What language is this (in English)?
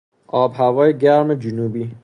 Persian